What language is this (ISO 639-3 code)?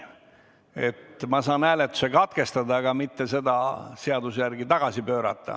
est